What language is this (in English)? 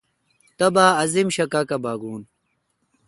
Kalkoti